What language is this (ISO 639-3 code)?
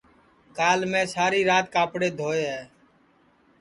ssi